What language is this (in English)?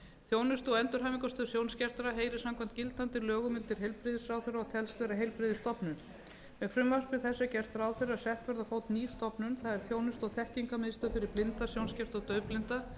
Icelandic